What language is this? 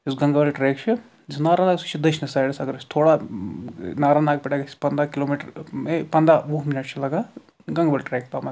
Kashmiri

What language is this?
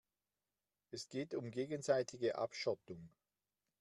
German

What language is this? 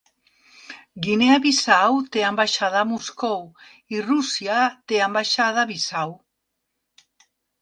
Catalan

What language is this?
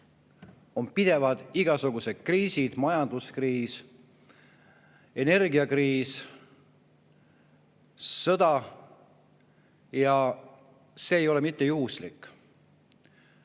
Estonian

